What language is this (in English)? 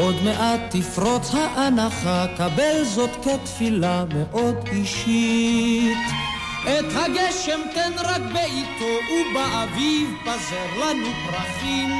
Hebrew